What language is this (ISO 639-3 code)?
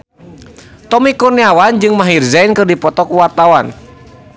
sun